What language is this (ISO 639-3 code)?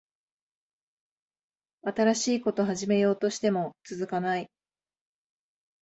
jpn